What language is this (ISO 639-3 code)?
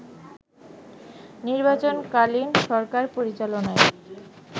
ben